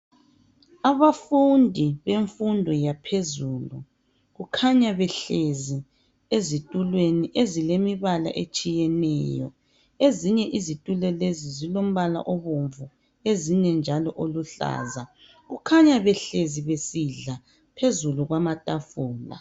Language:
North Ndebele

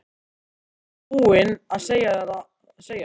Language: Icelandic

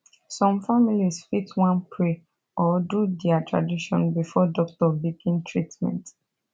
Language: Nigerian Pidgin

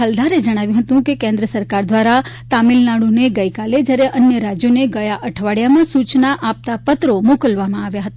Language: Gujarati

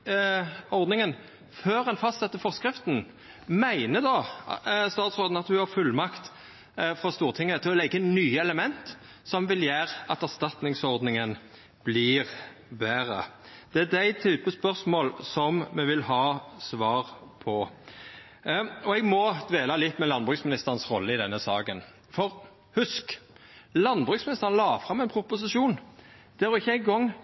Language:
Norwegian Nynorsk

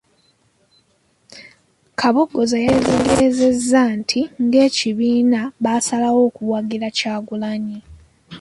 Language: Ganda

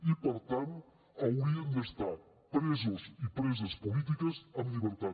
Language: Catalan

